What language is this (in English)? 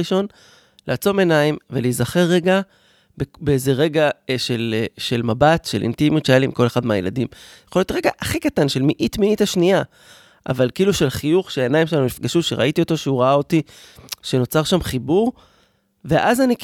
Hebrew